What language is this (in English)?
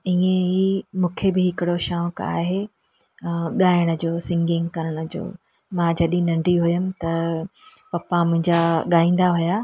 Sindhi